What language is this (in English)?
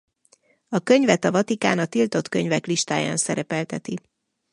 Hungarian